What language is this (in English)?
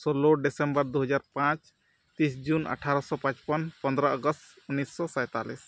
Santali